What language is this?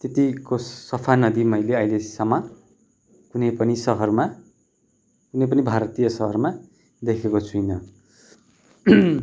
Nepali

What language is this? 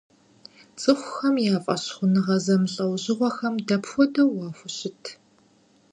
Kabardian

